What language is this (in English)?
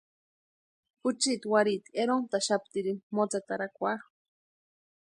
Western Highland Purepecha